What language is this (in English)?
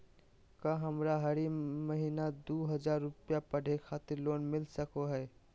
Magahi